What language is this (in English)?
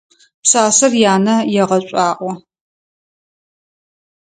Adyghe